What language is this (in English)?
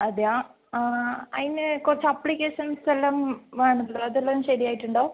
Malayalam